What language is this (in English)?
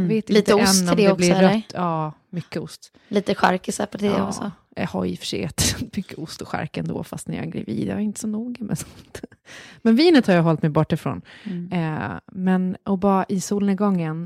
Swedish